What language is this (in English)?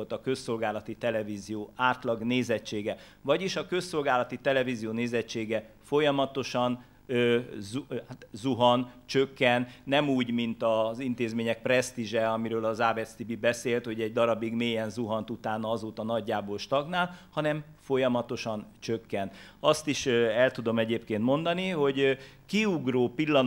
Hungarian